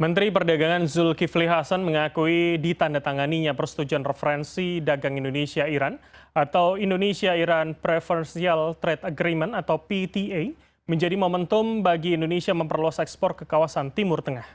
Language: Indonesian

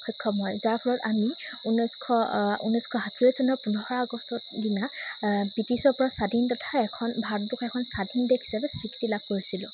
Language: Assamese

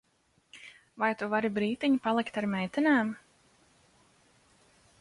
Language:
Latvian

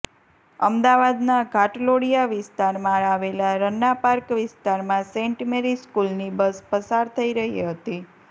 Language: Gujarati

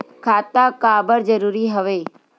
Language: Chhattisgarhi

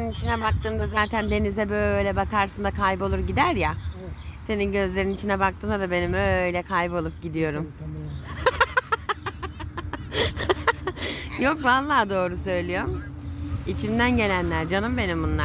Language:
Turkish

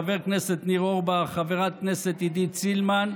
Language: Hebrew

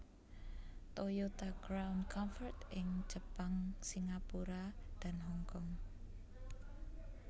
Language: Javanese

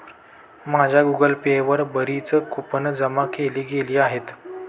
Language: Marathi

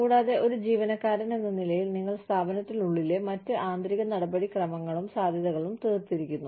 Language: Malayalam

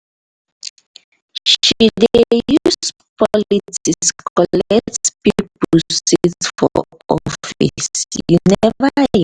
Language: Nigerian Pidgin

